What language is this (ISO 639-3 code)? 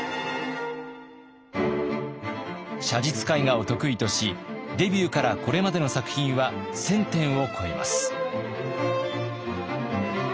jpn